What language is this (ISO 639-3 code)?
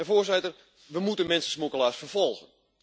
nld